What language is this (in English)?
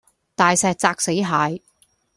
Cantonese